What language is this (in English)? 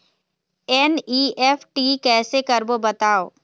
Chhattisgarhi